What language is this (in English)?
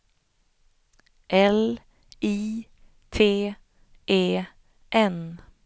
Swedish